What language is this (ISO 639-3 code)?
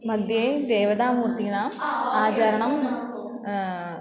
san